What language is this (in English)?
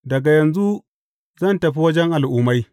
Hausa